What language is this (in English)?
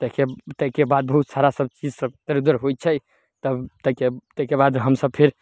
Maithili